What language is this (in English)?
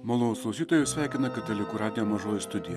Lithuanian